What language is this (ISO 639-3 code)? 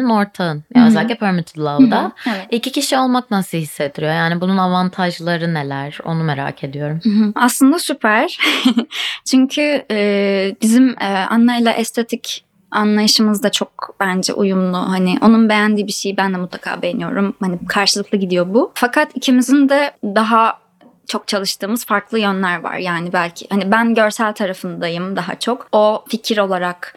tur